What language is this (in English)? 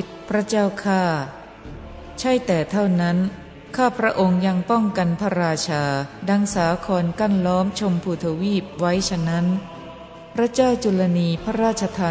Thai